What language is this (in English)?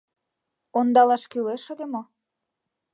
Mari